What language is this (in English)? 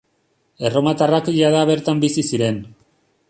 Basque